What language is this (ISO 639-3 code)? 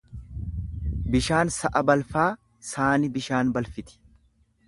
orm